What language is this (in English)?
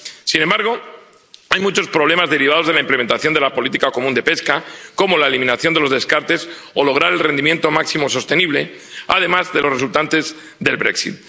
Spanish